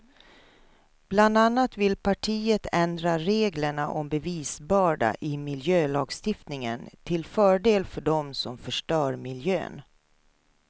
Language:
Swedish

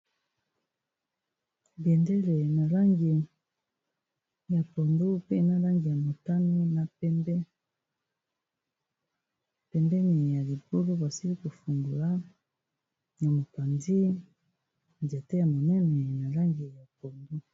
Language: Lingala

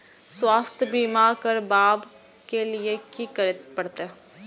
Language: Maithili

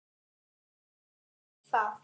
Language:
Icelandic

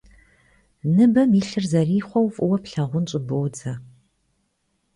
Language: Kabardian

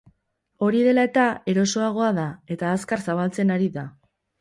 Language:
Basque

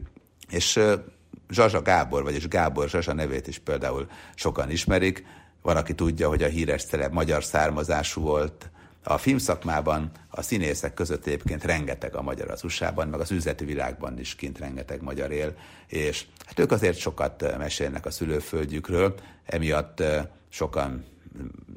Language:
Hungarian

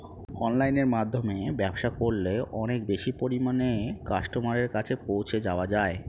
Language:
Bangla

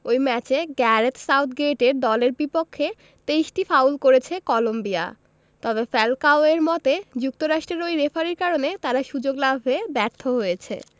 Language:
Bangla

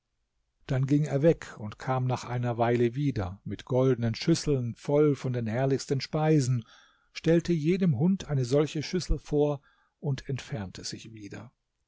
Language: German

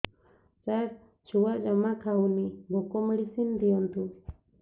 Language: Odia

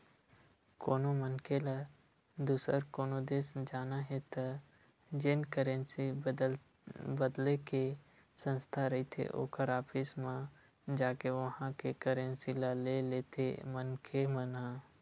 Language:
Chhattisgarhi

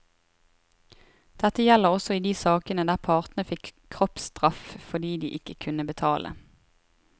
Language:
Norwegian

